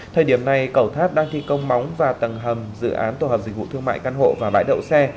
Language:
Vietnamese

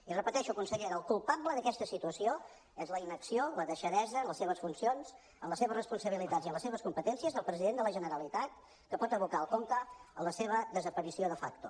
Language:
Catalan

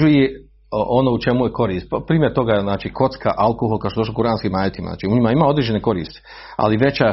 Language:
Croatian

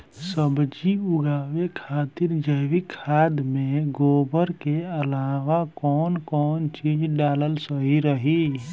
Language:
Bhojpuri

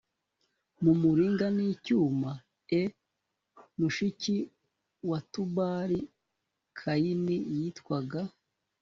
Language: Kinyarwanda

